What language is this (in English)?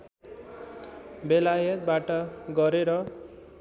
Nepali